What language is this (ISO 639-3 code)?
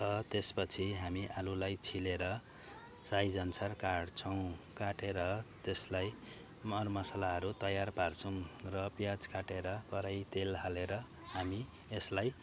nep